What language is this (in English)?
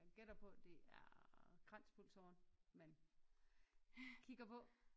Danish